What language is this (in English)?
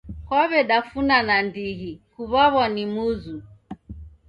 Taita